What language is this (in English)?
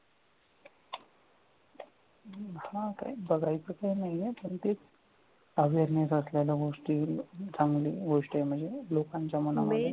Marathi